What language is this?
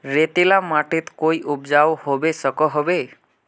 Magahi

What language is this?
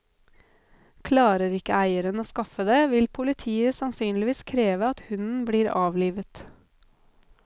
Norwegian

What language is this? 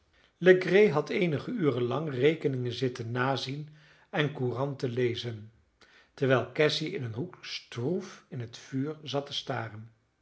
Dutch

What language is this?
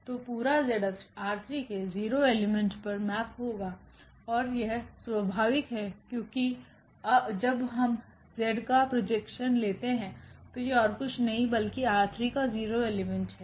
Hindi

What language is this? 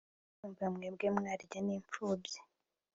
Kinyarwanda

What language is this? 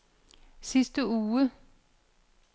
Danish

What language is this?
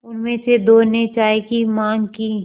Hindi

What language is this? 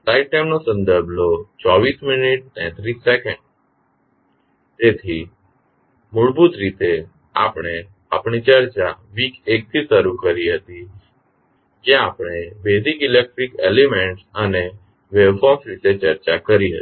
Gujarati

